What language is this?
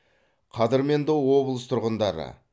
Kazakh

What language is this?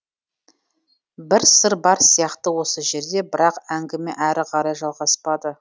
Kazakh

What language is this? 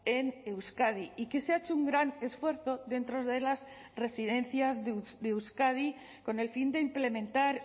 Spanish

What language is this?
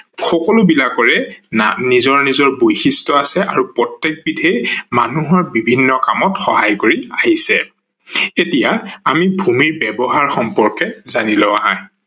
Assamese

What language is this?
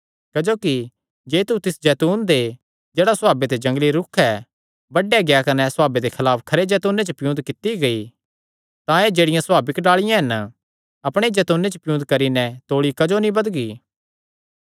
Kangri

